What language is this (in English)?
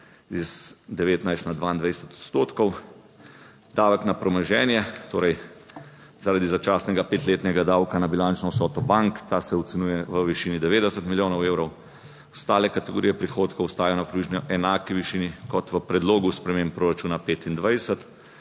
Slovenian